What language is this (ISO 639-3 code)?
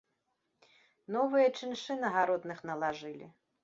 bel